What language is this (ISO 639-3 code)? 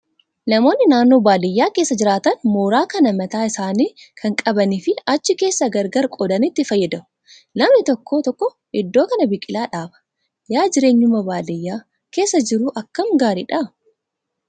orm